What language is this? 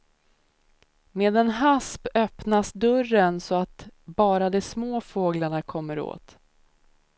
Swedish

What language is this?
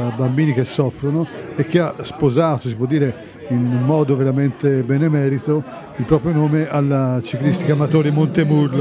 Italian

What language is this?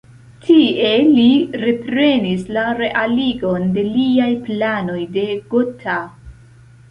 Esperanto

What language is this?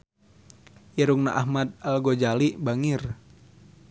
Sundanese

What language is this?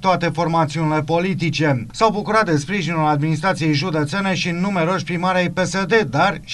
Romanian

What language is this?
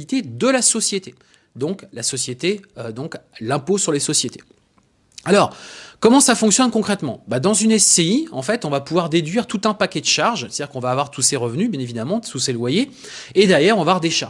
French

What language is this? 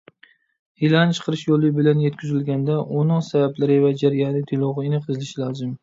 Uyghur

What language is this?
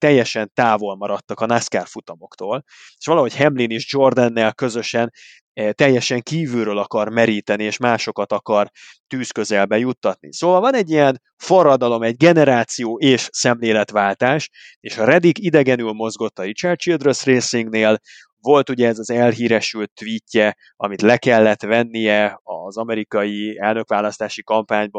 Hungarian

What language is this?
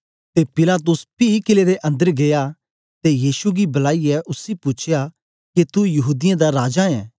Dogri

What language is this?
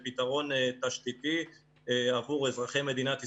Hebrew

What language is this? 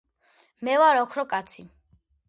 Georgian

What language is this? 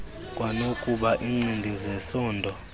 Xhosa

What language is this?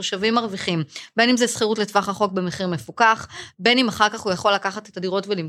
Hebrew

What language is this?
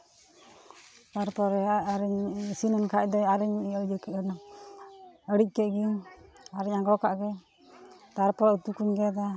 Santali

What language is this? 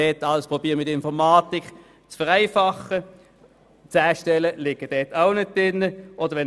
Swiss German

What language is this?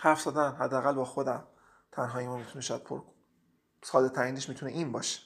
Persian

